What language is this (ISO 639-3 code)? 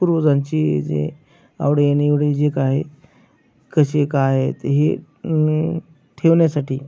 mar